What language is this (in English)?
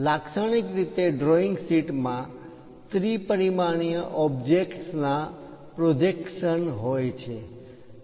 Gujarati